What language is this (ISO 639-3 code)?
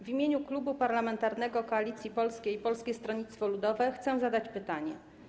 pol